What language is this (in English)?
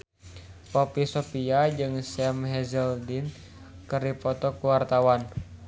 Sundanese